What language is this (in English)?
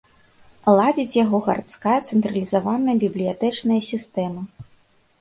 Belarusian